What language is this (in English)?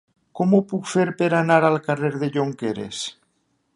Catalan